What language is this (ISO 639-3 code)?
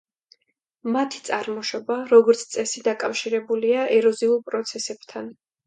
kat